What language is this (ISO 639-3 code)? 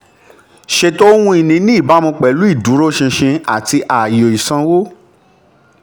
yor